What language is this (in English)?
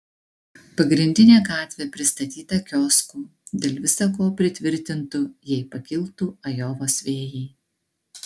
Lithuanian